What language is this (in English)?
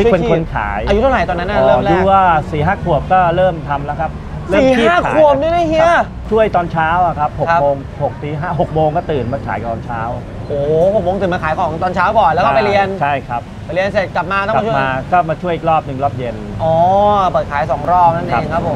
Thai